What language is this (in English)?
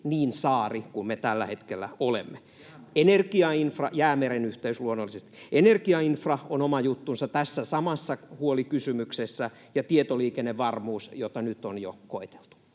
Finnish